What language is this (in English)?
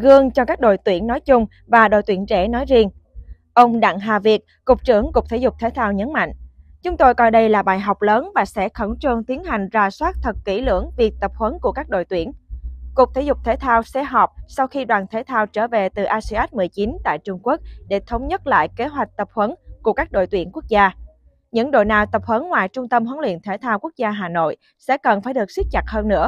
Vietnamese